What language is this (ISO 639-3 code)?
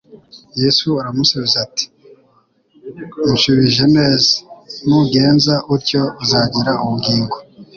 kin